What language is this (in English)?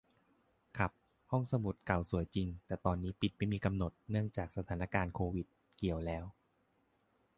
Thai